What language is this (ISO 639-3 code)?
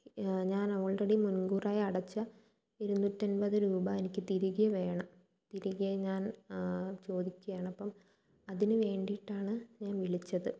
mal